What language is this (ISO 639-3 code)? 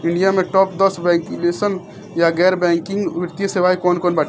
bho